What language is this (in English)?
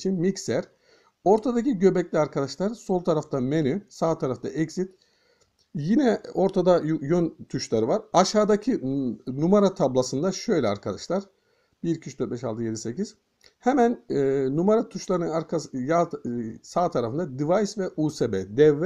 Turkish